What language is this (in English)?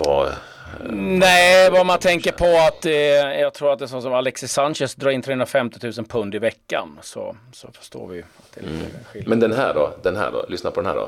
Swedish